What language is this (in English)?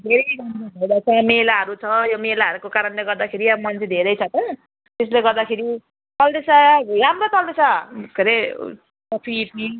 Nepali